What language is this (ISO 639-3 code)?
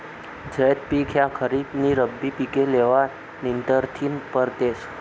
mar